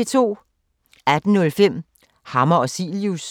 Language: Danish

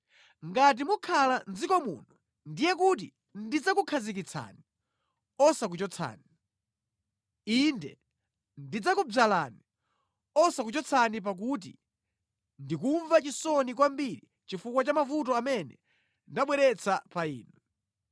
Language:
Nyanja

